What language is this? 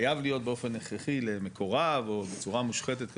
Hebrew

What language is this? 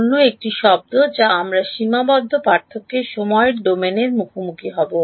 Bangla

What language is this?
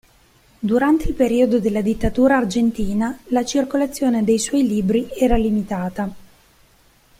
Italian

